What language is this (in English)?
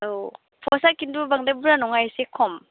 Bodo